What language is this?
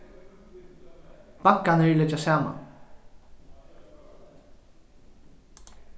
Faroese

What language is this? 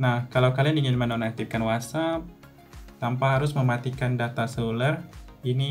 Indonesian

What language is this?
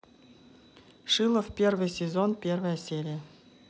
Russian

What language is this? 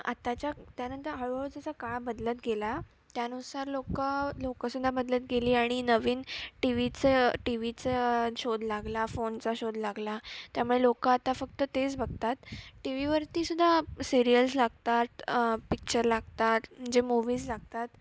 Marathi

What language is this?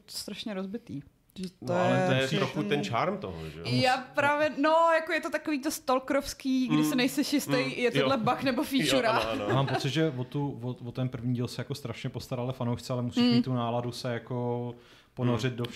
Czech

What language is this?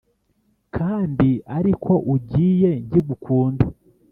Kinyarwanda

